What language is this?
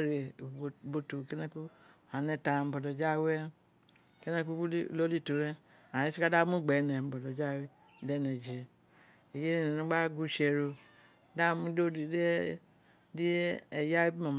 Isekiri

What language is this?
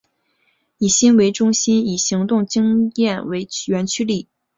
Chinese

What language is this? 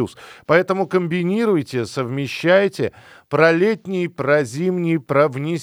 Russian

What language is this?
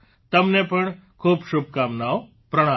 Gujarati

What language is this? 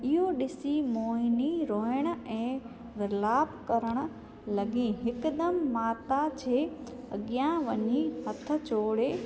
Sindhi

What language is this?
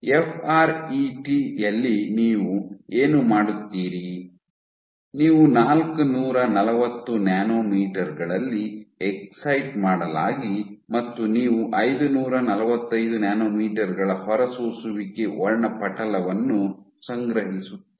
Kannada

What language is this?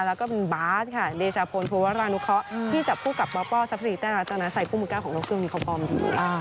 Thai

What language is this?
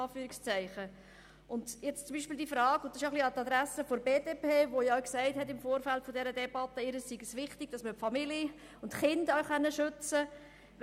Swiss German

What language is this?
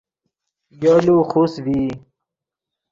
Yidgha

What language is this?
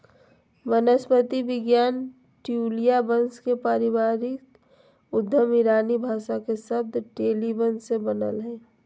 Magahi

